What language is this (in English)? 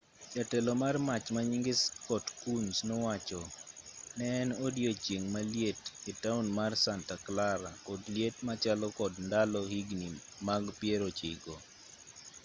Luo (Kenya and Tanzania)